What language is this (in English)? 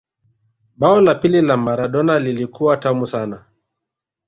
Swahili